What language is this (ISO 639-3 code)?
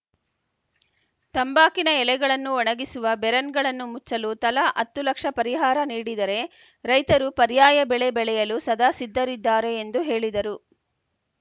kan